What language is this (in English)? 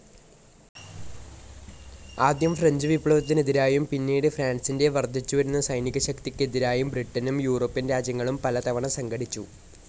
Malayalam